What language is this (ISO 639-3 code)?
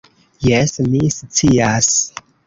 epo